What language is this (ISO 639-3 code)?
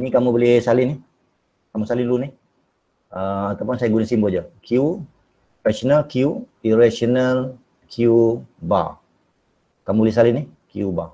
msa